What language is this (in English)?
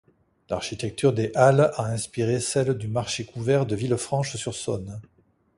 French